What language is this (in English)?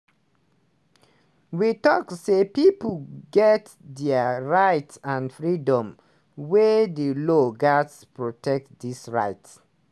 Nigerian Pidgin